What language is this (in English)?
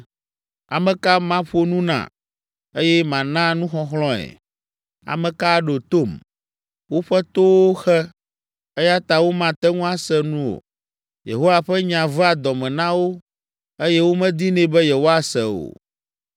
Ewe